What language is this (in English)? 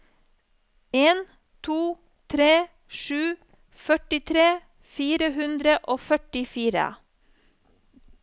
Norwegian